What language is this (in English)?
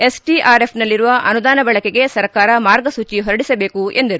Kannada